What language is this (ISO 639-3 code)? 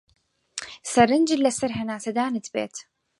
ckb